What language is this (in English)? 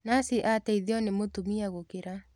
Kikuyu